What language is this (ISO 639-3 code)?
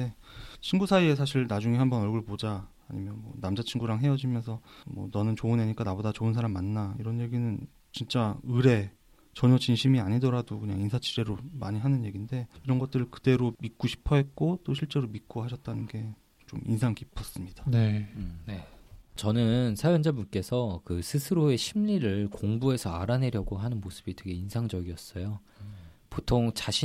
kor